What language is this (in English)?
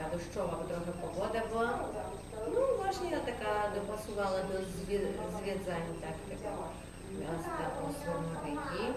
Polish